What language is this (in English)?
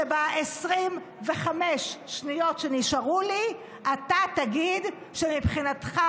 Hebrew